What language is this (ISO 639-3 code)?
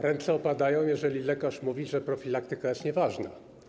pol